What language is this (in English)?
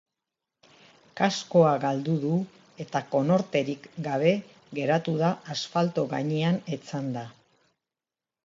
Basque